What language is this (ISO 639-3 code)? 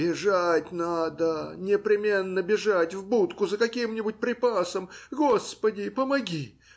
rus